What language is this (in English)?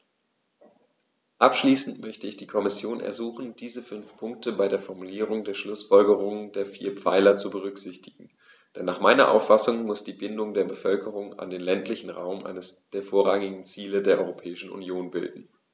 German